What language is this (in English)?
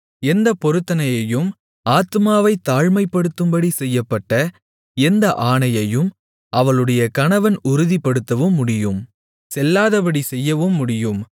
Tamil